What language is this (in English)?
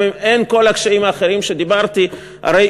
Hebrew